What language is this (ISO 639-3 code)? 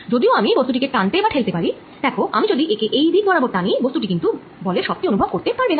ben